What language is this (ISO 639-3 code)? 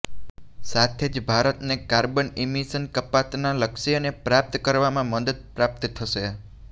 guj